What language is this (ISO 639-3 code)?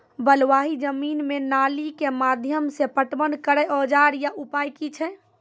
mai